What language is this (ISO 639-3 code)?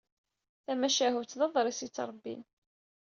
kab